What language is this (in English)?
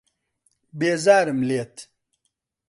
Central Kurdish